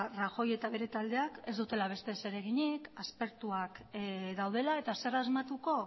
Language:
Basque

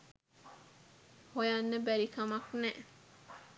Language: Sinhala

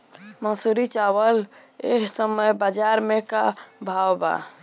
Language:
Bhojpuri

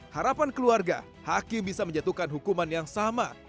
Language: Indonesian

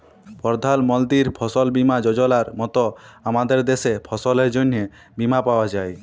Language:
Bangla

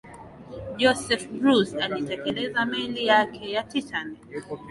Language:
Swahili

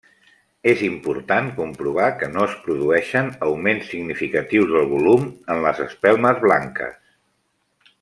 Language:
Catalan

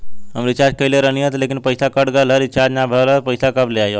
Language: Bhojpuri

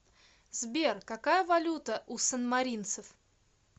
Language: Russian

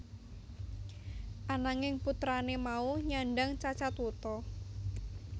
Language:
Javanese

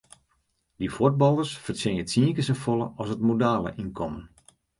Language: Western Frisian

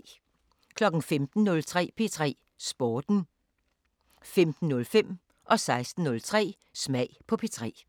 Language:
Danish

